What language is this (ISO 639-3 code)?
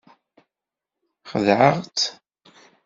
kab